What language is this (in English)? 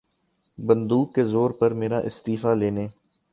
Urdu